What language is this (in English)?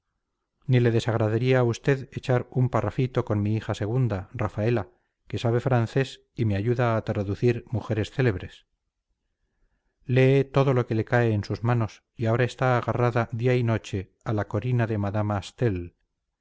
Spanish